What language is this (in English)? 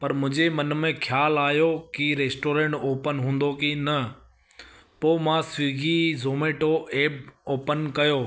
Sindhi